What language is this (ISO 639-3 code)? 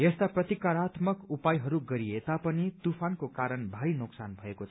nep